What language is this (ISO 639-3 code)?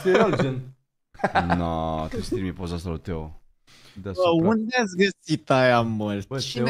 ron